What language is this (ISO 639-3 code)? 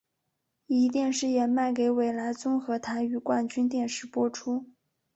zho